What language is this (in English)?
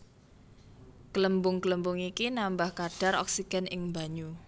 Javanese